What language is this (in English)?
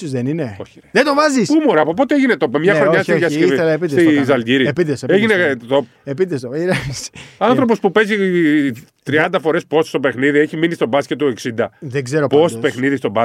Greek